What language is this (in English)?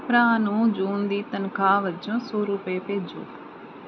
Punjabi